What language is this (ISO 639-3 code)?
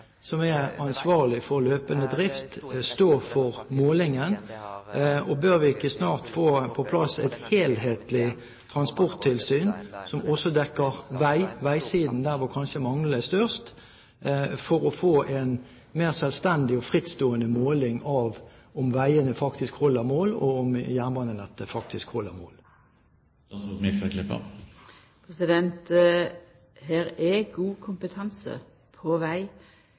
nor